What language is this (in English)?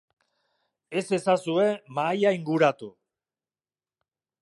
Basque